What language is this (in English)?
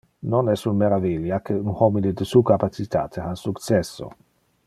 Interlingua